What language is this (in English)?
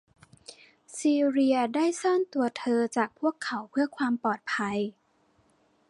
Thai